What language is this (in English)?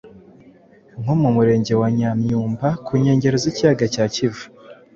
Kinyarwanda